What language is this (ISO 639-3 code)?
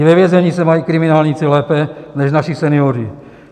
ces